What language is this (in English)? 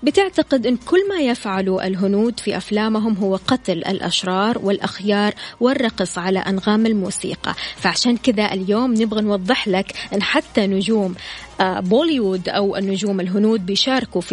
Arabic